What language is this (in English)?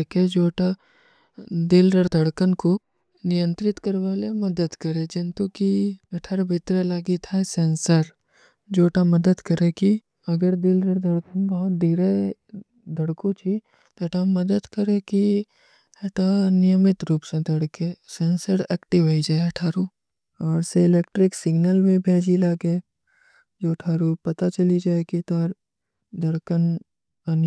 Kui (India)